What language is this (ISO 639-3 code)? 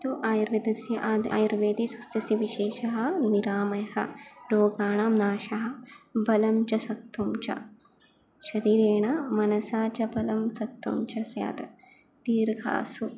san